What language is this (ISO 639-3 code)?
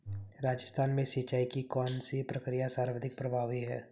hin